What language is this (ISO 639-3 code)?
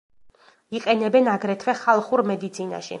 kat